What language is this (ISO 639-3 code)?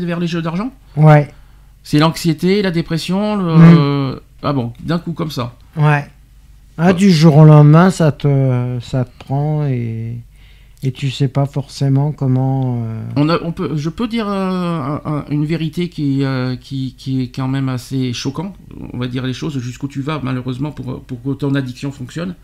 fra